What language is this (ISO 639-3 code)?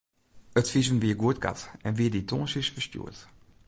fry